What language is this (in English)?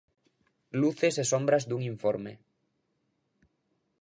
Galician